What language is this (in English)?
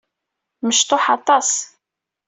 Kabyle